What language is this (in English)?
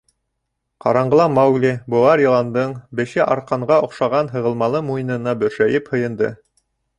Bashkir